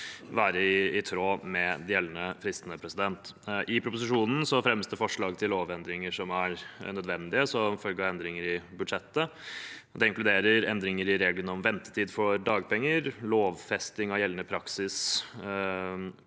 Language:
Norwegian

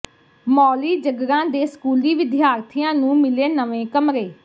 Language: Punjabi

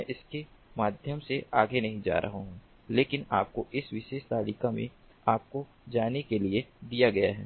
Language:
Hindi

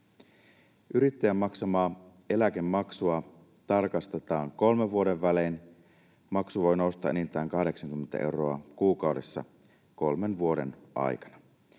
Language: Finnish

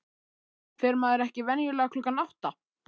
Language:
Icelandic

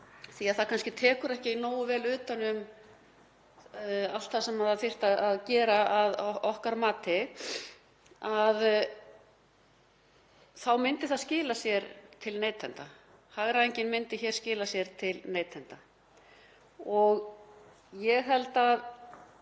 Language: Icelandic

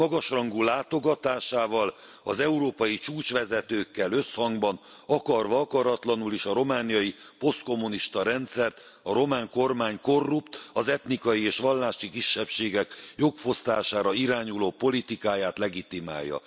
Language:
Hungarian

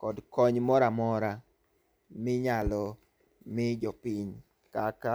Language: Luo (Kenya and Tanzania)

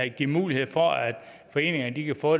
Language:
Danish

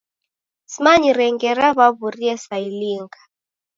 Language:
Taita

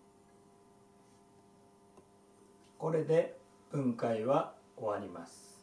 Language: Japanese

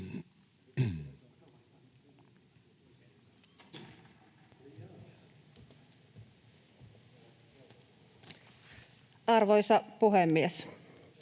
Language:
Finnish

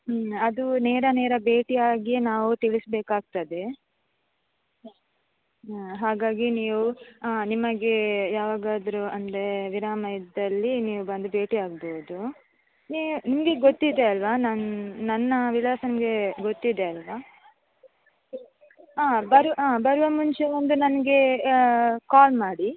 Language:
Kannada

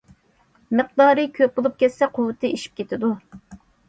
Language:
Uyghur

